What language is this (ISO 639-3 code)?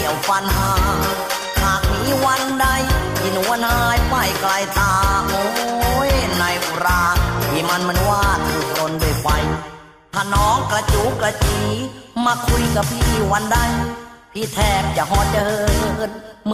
tha